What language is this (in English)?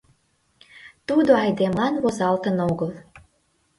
Mari